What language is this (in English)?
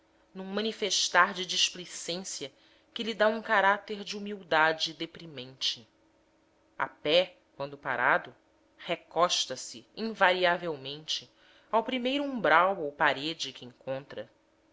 Portuguese